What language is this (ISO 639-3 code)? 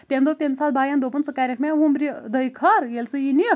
kas